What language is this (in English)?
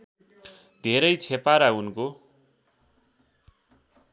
Nepali